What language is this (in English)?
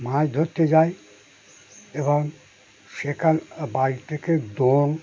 Bangla